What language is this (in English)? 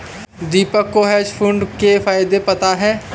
Hindi